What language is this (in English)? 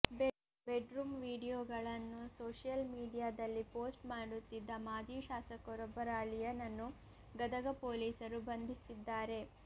Kannada